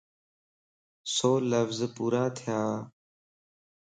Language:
Lasi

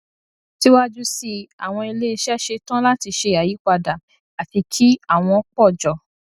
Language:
Yoruba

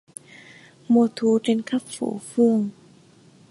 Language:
Vietnamese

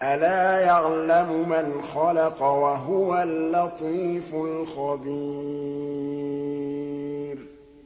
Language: Arabic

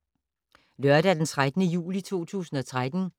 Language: Danish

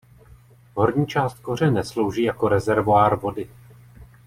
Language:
Czech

